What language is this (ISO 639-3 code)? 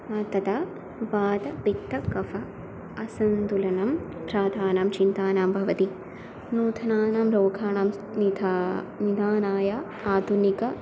san